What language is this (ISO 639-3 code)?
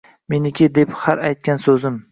uzb